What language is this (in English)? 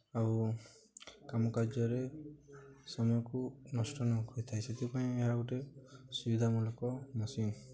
Odia